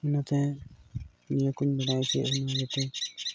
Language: Santali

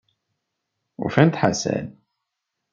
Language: Kabyle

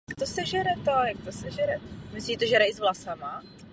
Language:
Czech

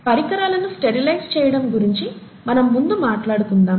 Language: Telugu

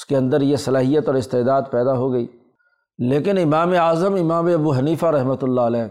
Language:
Urdu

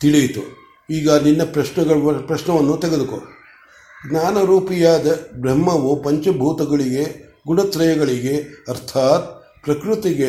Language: Kannada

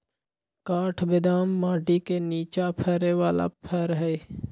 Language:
Magahi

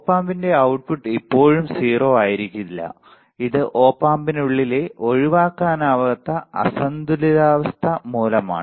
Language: Malayalam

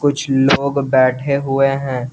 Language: Hindi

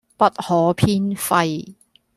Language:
Cantonese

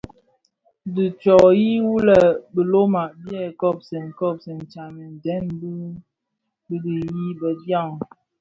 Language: Bafia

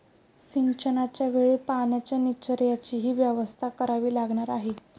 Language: Marathi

